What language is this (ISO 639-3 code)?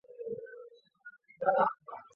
zho